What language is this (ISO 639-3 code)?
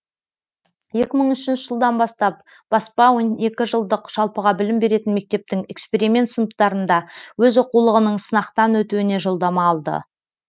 kaz